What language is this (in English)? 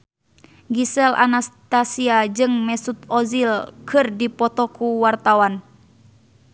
Sundanese